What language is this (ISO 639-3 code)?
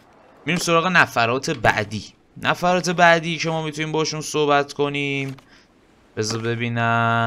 fas